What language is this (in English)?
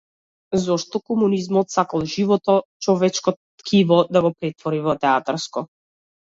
Macedonian